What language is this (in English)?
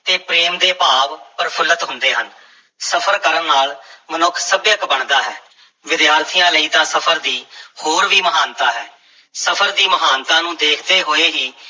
Punjabi